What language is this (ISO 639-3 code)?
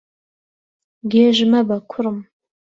ckb